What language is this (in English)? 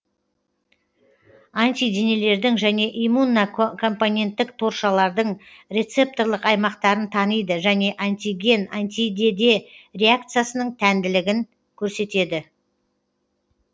Kazakh